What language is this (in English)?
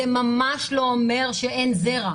Hebrew